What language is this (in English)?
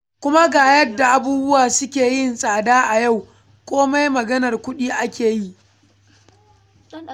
Hausa